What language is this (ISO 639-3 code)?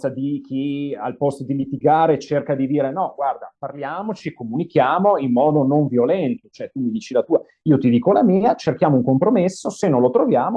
ita